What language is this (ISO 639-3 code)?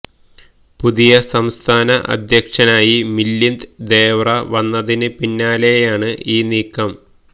mal